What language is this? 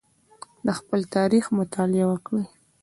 Pashto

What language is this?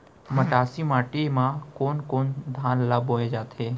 Chhattisgarhi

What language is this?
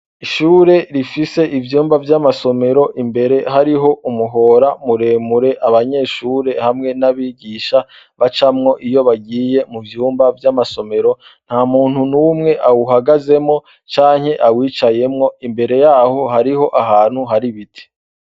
Rundi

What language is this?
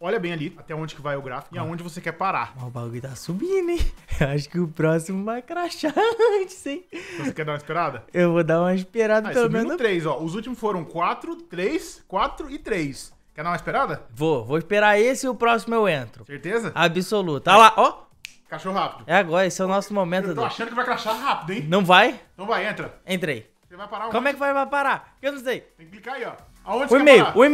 Portuguese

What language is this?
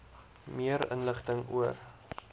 Afrikaans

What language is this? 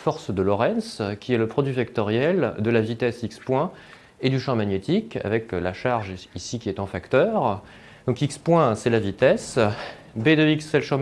French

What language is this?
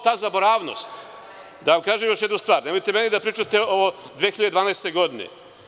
Serbian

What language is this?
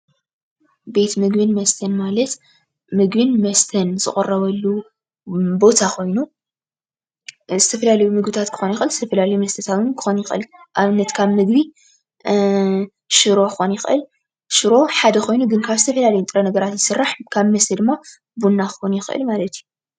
Tigrinya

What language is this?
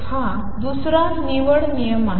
Marathi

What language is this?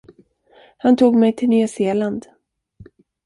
Swedish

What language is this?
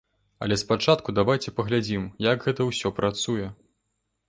Belarusian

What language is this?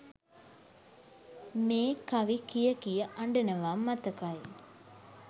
Sinhala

